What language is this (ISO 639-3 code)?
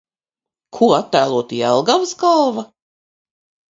lav